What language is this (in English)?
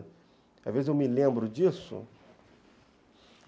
Portuguese